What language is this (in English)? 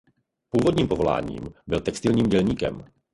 Czech